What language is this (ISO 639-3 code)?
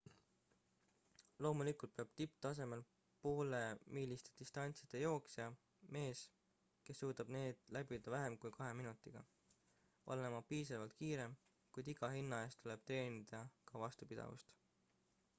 est